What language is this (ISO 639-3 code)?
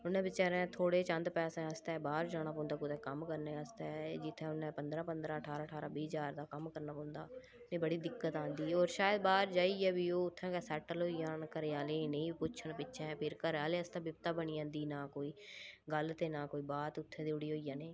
doi